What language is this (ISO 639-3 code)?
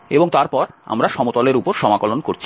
ben